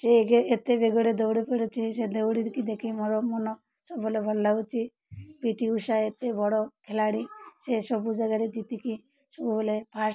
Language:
Odia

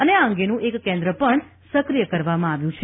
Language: Gujarati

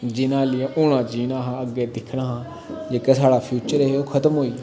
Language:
Dogri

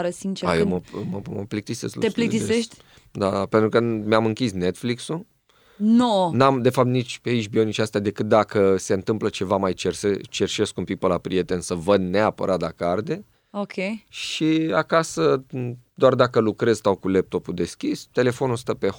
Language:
Romanian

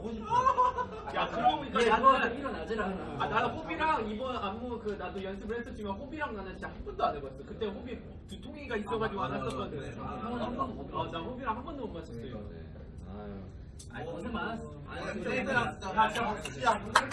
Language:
Korean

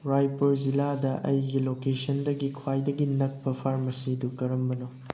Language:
Manipuri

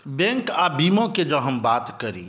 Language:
Maithili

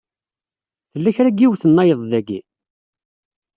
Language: Kabyle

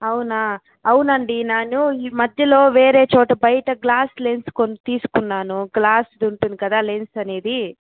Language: Telugu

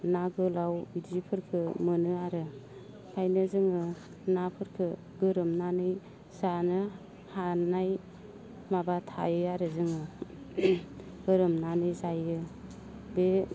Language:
Bodo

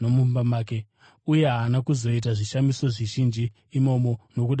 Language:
Shona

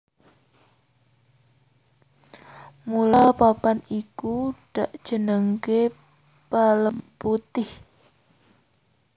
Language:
Javanese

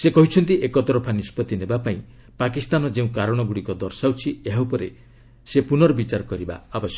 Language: Odia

